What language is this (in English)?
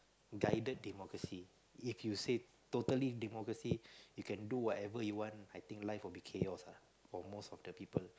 English